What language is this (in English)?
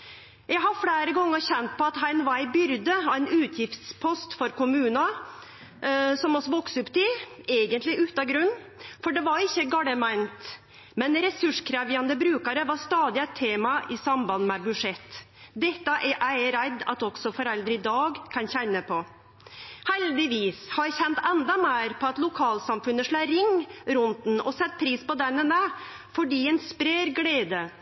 Norwegian Nynorsk